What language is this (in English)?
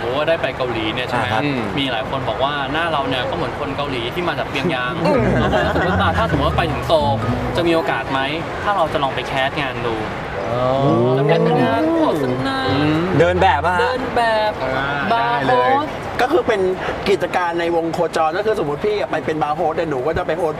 Thai